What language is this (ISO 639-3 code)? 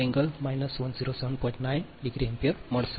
guj